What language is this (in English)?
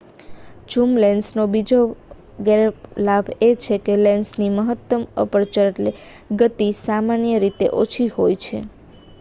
Gujarati